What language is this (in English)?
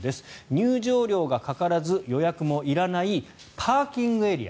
Japanese